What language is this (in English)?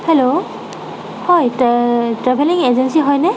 Assamese